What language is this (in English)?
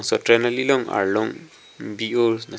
Karbi